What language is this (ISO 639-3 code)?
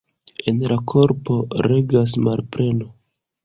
epo